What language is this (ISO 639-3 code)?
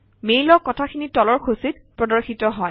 asm